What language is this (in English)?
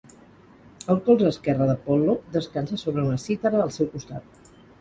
Catalan